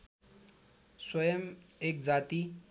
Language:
Nepali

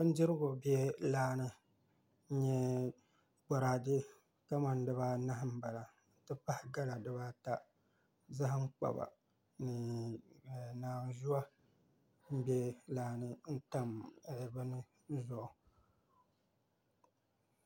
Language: Dagbani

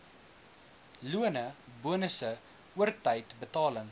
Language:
Afrikaans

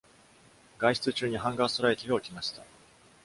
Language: Japanese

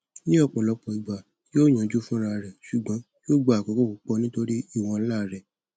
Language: Yoruba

